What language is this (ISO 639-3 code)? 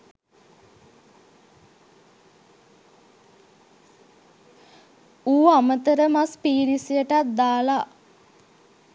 sin